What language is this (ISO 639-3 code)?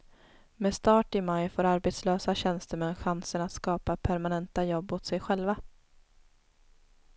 swe